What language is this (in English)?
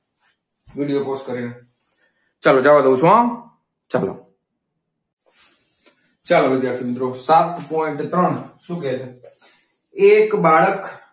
Gujarati